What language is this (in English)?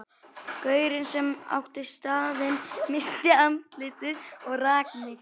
Icelandic